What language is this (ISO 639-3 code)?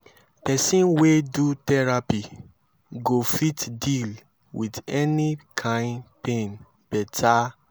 pcm